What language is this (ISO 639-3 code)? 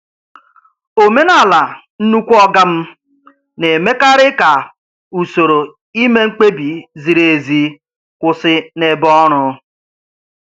ibo